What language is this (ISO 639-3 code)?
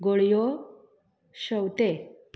kok